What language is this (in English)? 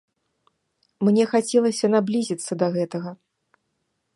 Belarusian